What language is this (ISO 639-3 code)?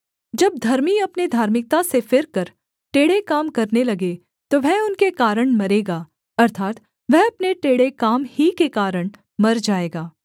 hin